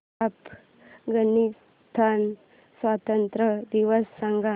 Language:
Marathi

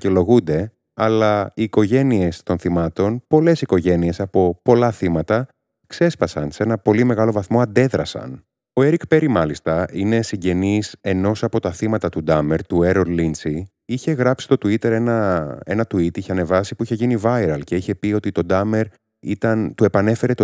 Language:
Greek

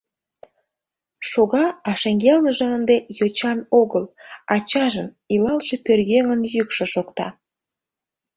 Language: Mari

